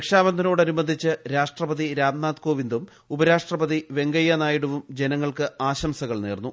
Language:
Malayalam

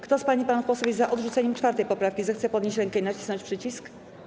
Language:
Polish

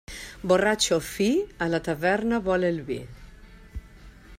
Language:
Catalan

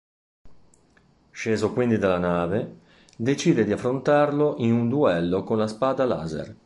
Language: Italian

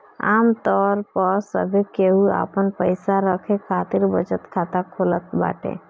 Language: Bhojpuri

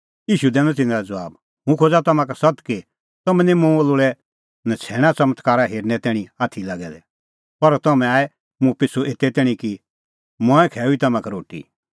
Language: Kullu Pahari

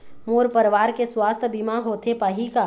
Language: Chhattisgarhi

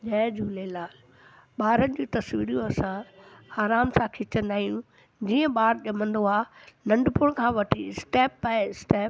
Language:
Sindhi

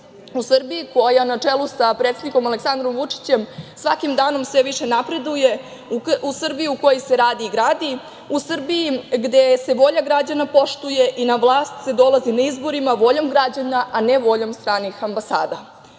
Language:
Serbian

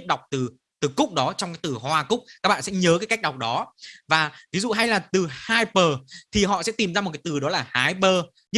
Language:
Vietnamese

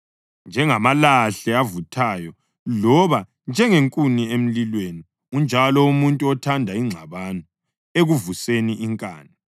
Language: North Ndebele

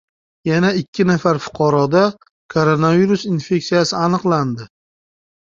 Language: Uzbek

